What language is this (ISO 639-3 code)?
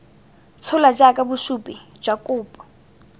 tsn